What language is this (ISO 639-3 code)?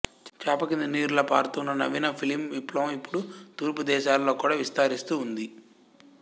tel